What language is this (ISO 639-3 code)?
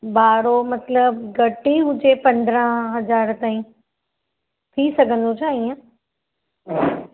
snd